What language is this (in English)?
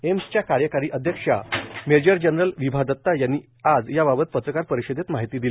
Marathi